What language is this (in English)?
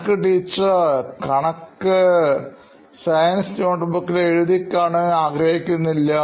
Malayalam